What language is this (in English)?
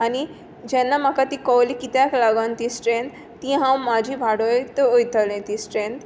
Konkani